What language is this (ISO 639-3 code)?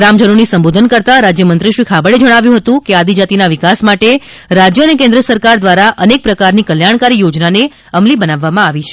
guj